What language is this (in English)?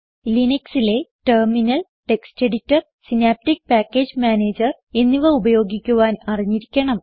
Malayalam